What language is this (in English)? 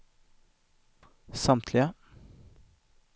Swedish